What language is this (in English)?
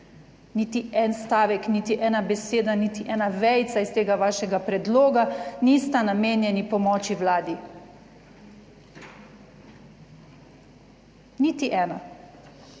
Slovenian